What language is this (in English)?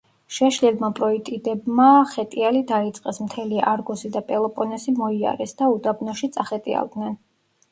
Georgian